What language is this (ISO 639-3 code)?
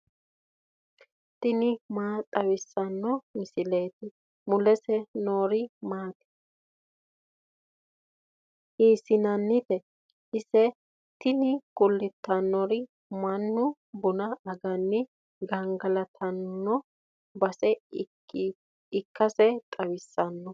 sid